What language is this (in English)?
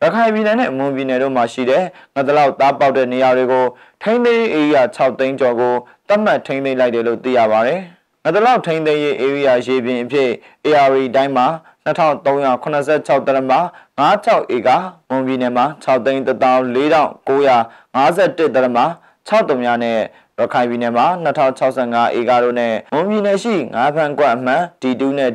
Thai